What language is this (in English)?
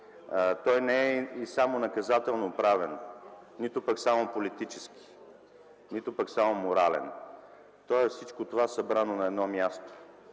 Bulgarian